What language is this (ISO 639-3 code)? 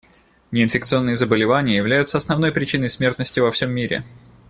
rus